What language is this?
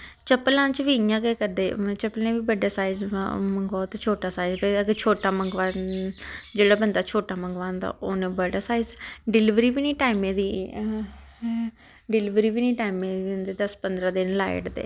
Dogri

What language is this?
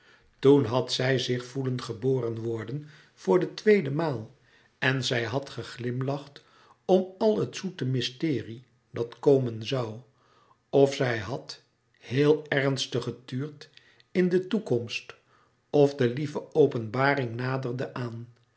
Dutch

